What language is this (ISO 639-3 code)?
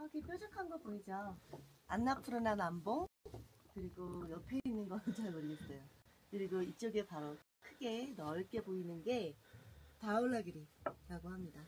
kor